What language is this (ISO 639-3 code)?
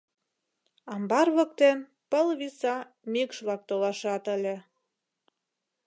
chm